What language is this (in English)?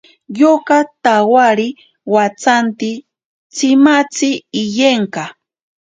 Ashéninka Perené